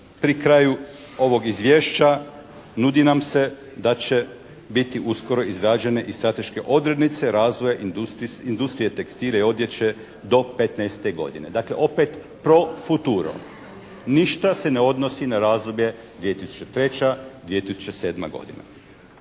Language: Croatian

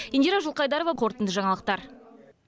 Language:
Kazakh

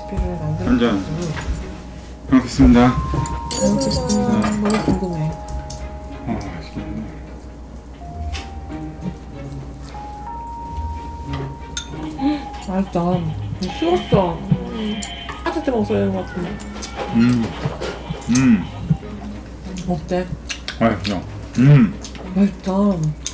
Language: Korean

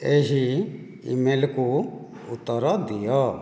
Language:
Odia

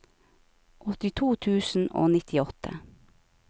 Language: Norwegian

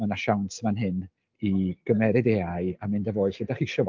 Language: Welsh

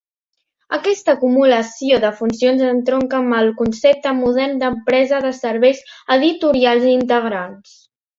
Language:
Catalan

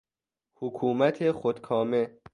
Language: Persian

